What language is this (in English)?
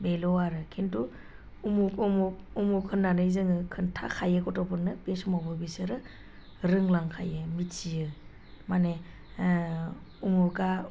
Bodo